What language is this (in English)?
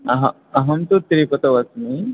Sanskrit